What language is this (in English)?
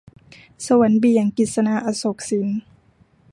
Thai